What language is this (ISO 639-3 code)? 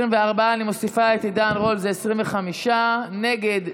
heb